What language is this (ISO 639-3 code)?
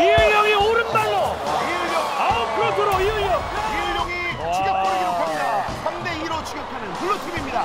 kor